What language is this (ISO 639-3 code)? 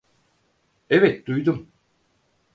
tur